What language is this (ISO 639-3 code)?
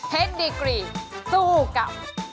tha